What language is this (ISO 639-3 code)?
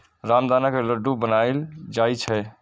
mai